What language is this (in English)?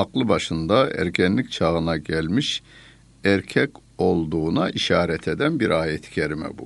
Turkish